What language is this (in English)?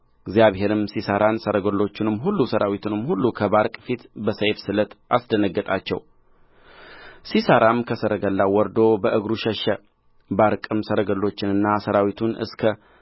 Amharic